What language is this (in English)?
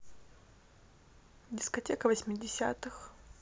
Russian